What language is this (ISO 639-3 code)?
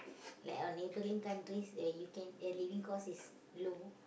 eng